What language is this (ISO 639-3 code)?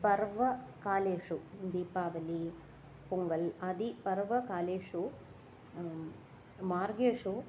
san